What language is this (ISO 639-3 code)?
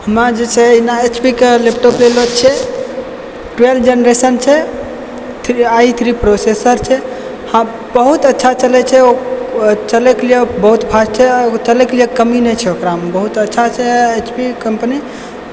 mai